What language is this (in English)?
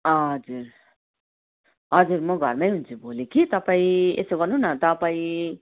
Nepali